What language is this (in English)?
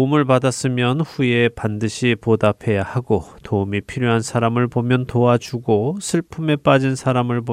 Korean